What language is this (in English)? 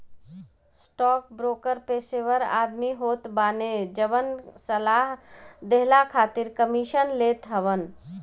Bhojpuri